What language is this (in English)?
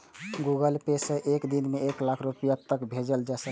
Maithili